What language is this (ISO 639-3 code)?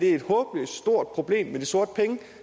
dan